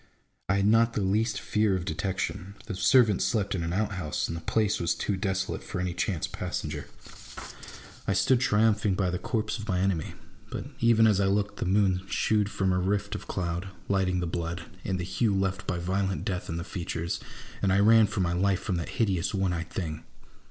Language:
English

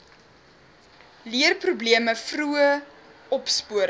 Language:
Afrikaans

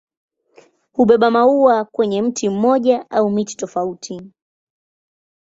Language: Swahili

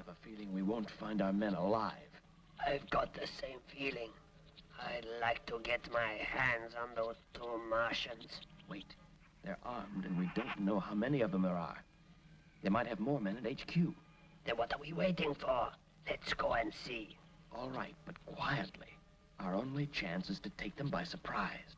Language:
English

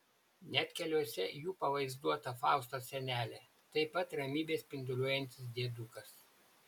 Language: Lithuanian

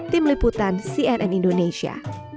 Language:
Indonesian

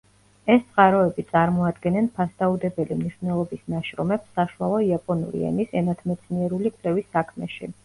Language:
Georgian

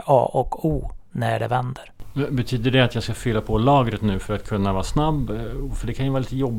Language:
Swedish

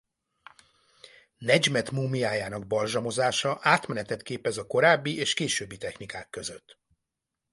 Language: Hungarian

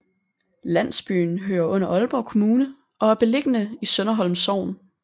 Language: Danish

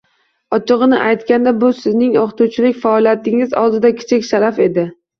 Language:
Uzbek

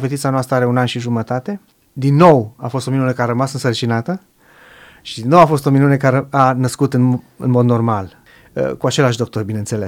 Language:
Romanian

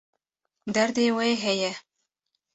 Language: Kurdish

